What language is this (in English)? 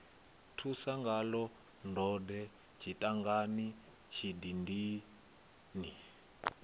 Venda